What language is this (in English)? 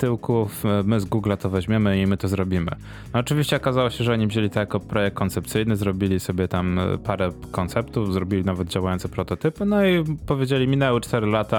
Polish